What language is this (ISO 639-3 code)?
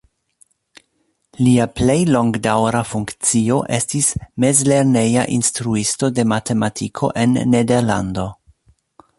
epo